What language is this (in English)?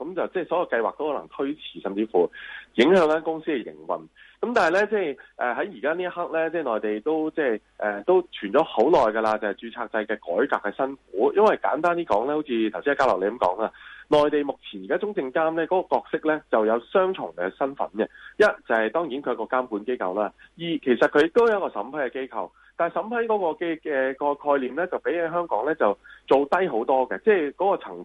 Chinese